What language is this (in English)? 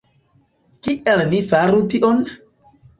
Esperanto